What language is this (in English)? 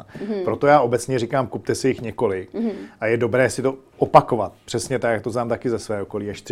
Czech